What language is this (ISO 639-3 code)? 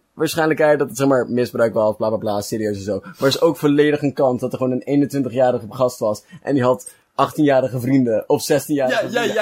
nld